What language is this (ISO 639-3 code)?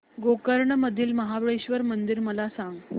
mar